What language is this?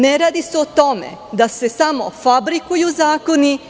Serbian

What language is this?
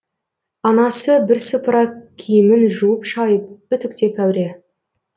Kazakh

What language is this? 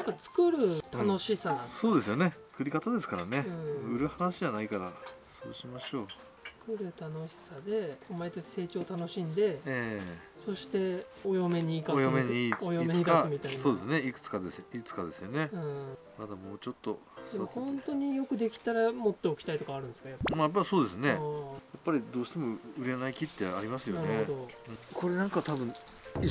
Japanese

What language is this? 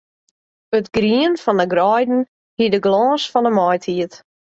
Western Frisian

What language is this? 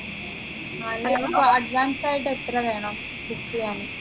Malayalam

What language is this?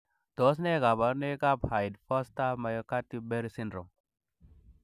Kalenjin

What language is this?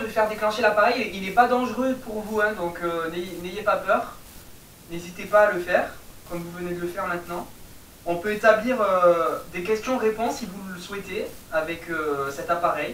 French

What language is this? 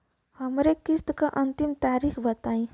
Bhojpuri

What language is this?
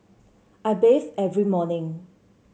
English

